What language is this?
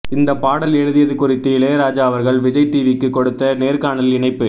Tamil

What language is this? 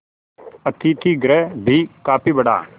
Hindi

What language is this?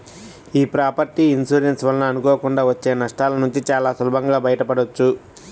Telugu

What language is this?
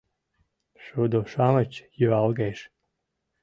Mari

